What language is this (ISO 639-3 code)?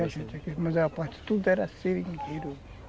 por